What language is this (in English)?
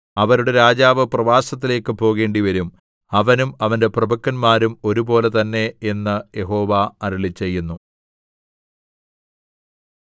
Malayalam